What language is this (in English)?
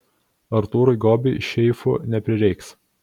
Lithuanian